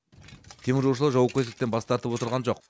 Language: Kazakh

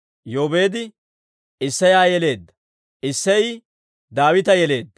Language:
Dawro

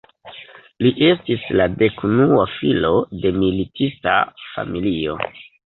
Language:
Esperanto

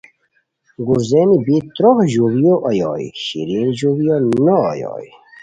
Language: Khowar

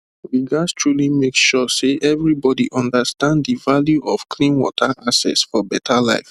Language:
Nigerian Pidgin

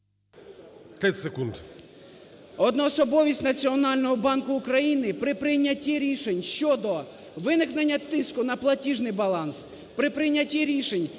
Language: Ukrainian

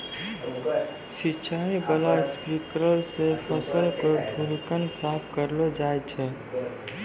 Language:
Maithili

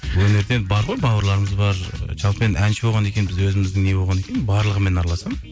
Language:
Kazakh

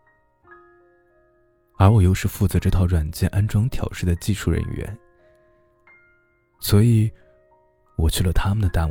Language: Chinese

